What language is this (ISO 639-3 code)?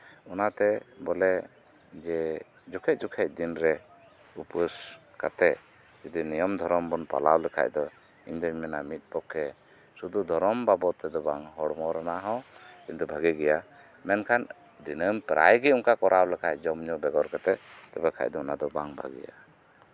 sat